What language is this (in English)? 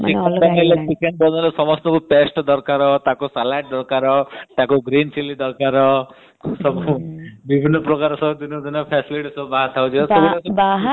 Odia